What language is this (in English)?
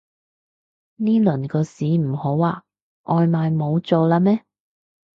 Cantonese